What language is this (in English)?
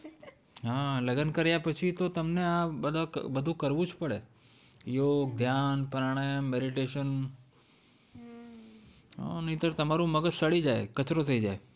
Gujarati